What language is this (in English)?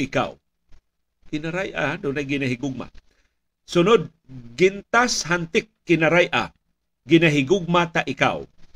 Filipino